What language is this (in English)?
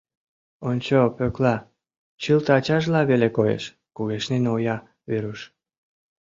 Mari